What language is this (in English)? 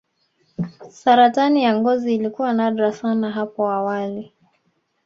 Swahili